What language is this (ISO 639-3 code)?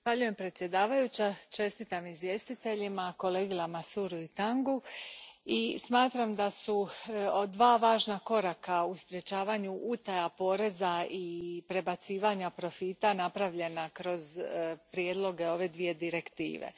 hrv